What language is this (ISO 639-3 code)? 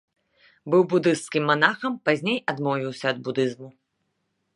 bel